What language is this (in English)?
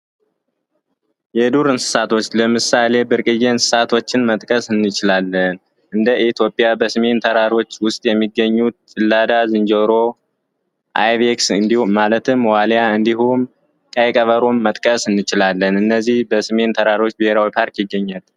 Amharic